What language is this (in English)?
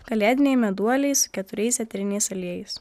Lithuanian